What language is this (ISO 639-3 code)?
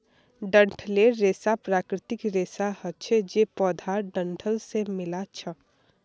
mag